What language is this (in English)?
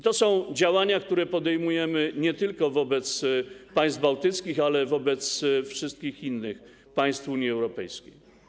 Polish